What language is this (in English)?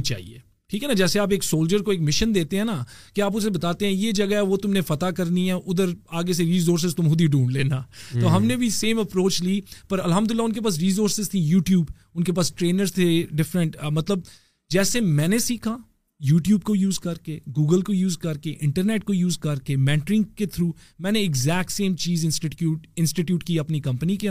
Urdu